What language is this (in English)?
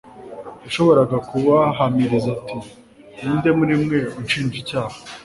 Kinyarwanda